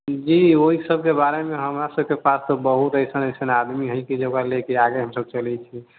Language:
Maithili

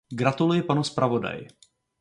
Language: Czech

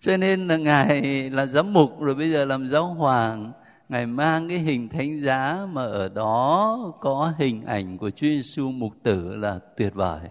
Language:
Vietnamese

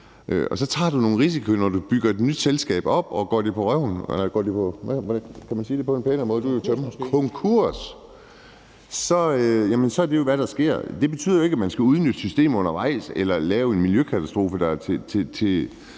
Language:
Danish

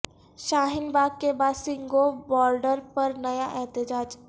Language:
Urdu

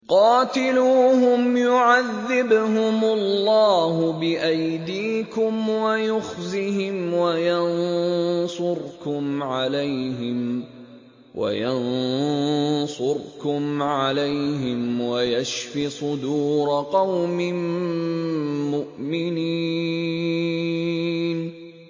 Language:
Arabic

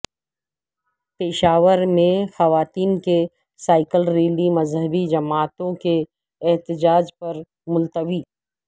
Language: Urdu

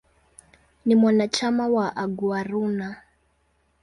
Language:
Swahili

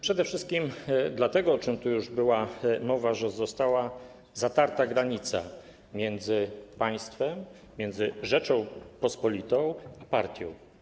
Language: Polish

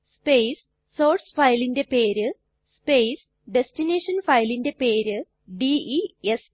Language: Malayalam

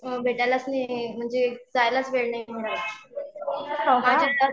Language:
Marathi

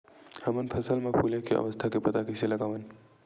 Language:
Chhattisgarhi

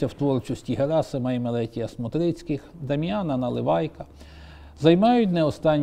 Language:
Ukrainian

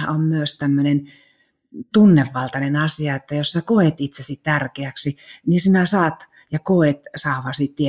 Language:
Finnish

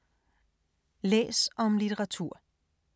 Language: Danish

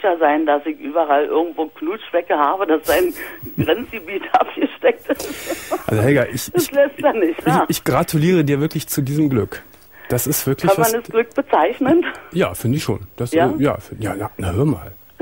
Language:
German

